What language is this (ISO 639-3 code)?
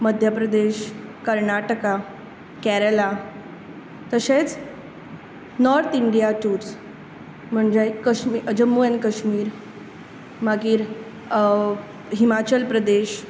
kok